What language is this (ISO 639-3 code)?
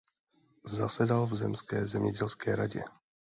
ces